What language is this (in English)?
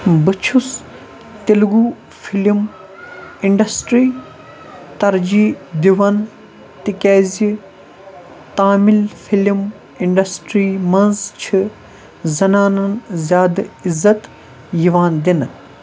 Kashmiri